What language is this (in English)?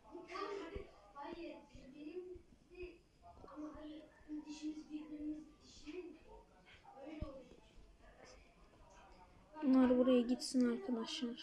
Turkish